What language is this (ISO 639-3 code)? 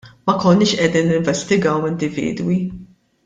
mlt